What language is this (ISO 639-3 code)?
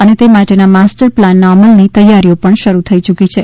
guj